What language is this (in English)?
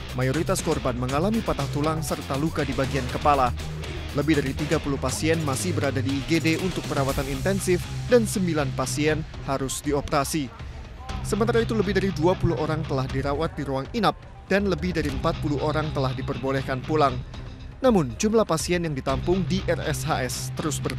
Indonesian